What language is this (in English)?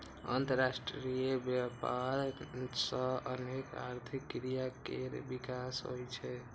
Maithili